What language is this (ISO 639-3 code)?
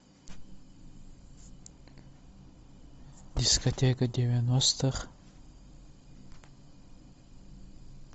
rus